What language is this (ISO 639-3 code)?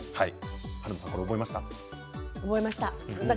jpn